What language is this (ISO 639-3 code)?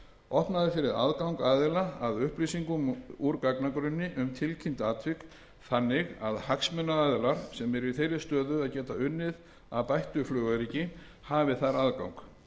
isl